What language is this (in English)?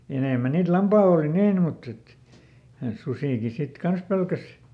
Finnish